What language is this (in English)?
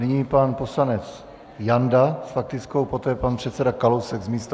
Czech